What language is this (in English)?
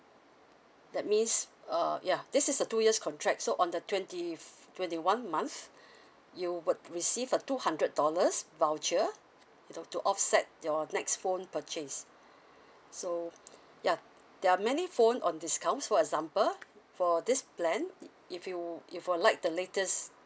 English